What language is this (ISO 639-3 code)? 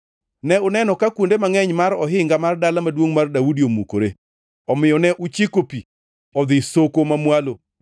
luo